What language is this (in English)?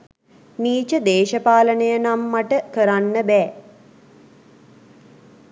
Sinhala